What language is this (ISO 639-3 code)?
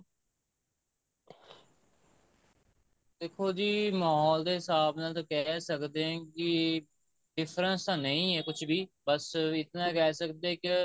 pan